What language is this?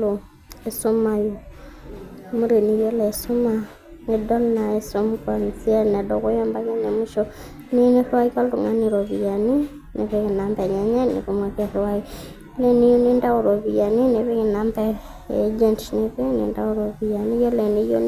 Masai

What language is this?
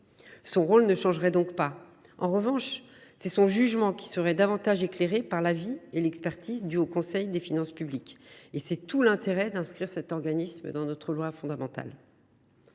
French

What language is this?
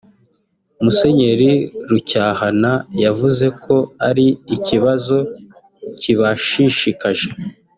Kinyarwanda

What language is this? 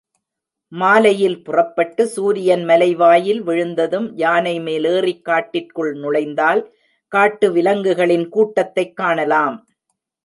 Tamil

